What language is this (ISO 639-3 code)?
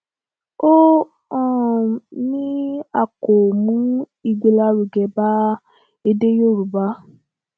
yor